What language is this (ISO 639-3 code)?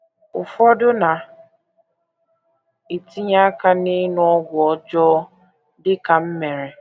ibo